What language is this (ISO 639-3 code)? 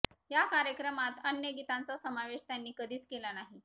mar